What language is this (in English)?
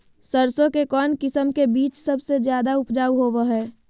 Magahi